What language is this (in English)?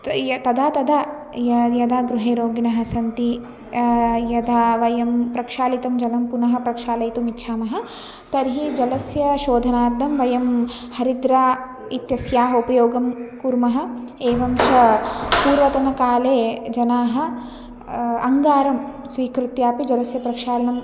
Sanskrit